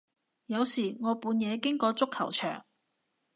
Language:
Cantonese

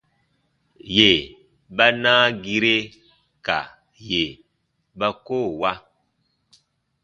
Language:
Baatonum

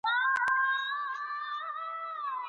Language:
Pashto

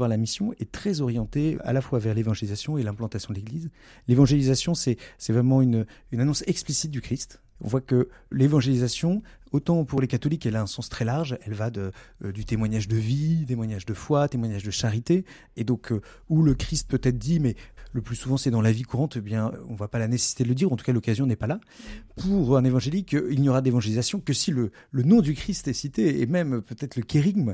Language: French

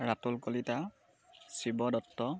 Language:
Assamese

